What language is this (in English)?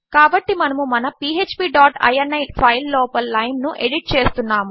Telugu